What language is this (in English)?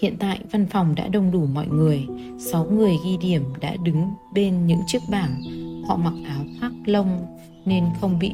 Vietnamese